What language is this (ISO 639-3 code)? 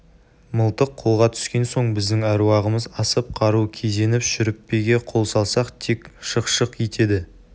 kaz